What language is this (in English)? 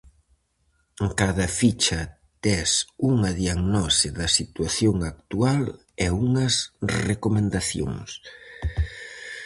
Galician